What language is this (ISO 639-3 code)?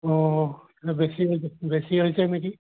asm